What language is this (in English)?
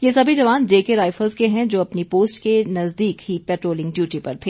Hindi